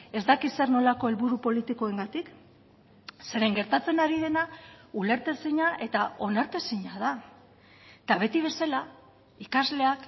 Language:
Basque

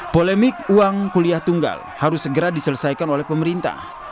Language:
Indonesian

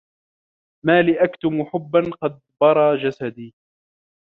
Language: Arabic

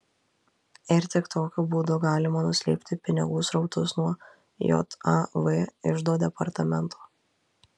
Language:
Lithuanian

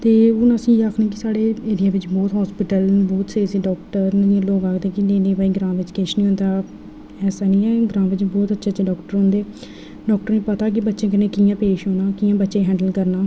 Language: Dogri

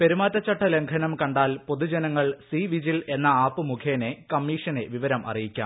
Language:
Malayalam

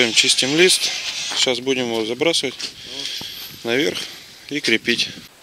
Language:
Russian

